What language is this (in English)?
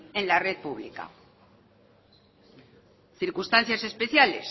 Spanish